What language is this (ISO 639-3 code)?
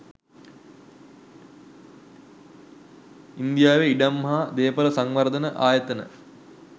sin